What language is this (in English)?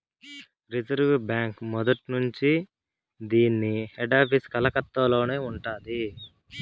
Telugu